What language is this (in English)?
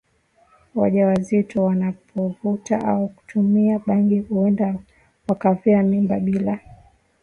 Swahili